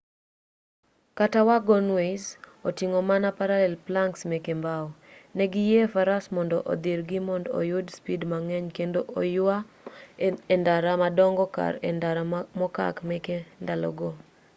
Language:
Luo (Kenya and Tanzania)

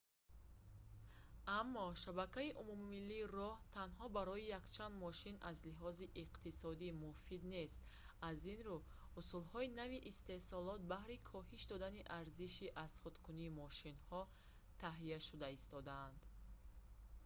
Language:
Tajik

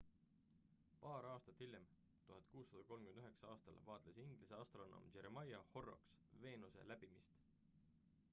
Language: Estonian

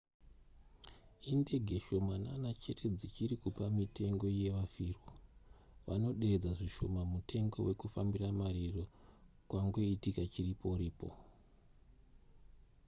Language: Shona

